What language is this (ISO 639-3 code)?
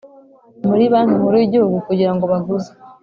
kin